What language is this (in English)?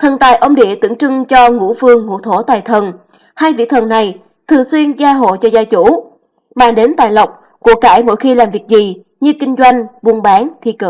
Vietnamese